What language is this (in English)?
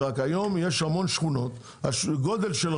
Hebrew